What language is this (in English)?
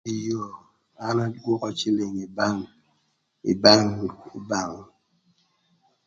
Thur